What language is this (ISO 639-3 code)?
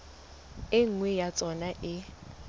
sot